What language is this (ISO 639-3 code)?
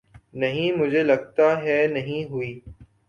urd